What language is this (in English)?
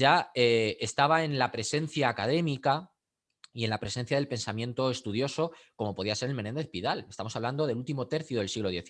Spanish